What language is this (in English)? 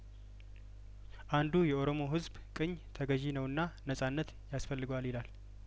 Amharic